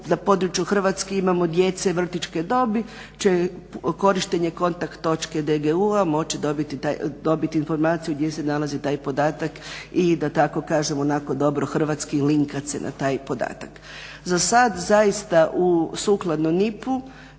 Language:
Croatian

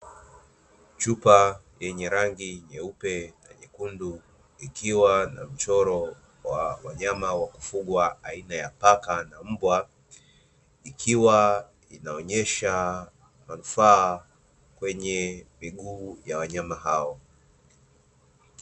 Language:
Swahili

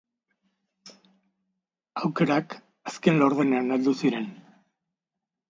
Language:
Basque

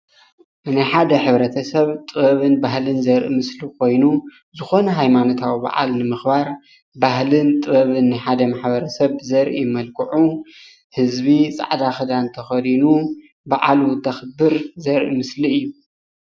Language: Tigrinya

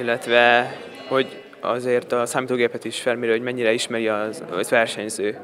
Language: Hungarian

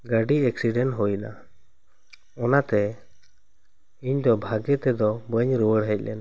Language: Santali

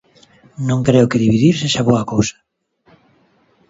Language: Galician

